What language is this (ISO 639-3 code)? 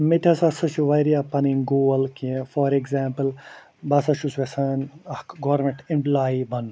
kas